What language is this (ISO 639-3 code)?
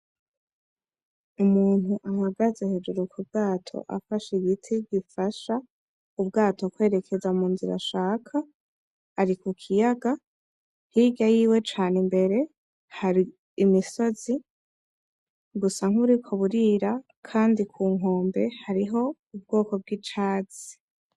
run